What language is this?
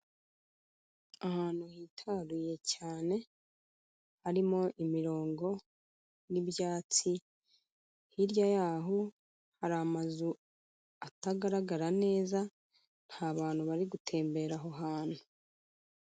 Kinyarwanda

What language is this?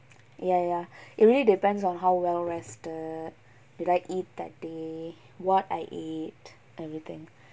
English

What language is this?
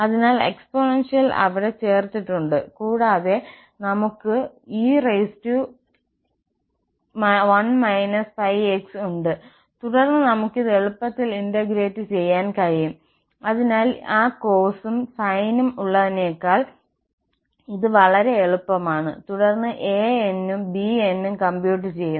Malayalam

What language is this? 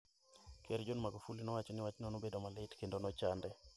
Luo (Kenya and Tanzania)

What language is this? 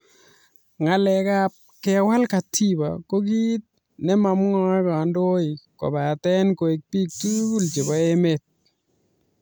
Kalenjin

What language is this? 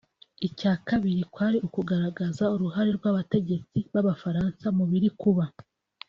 Kinyarwanda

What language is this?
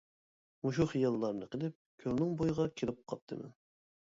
Uyghur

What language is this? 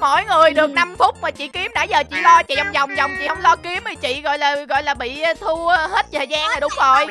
Vietnamese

